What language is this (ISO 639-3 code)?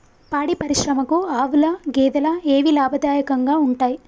tel